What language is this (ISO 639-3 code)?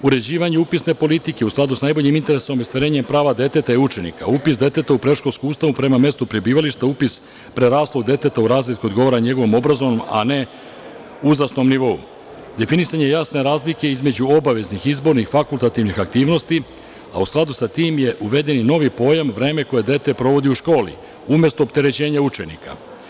srp